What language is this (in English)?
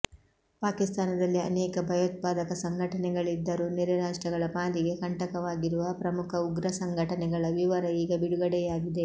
Kannada